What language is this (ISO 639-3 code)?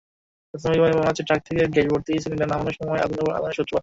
ben